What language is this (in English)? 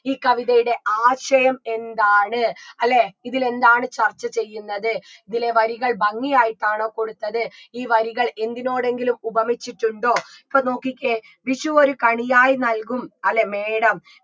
Malayalam